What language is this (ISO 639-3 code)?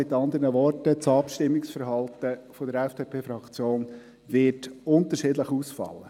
gsw